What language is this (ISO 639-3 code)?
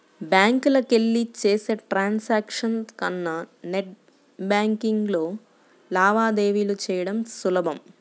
tel